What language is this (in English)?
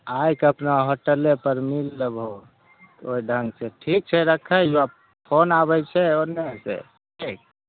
Maithili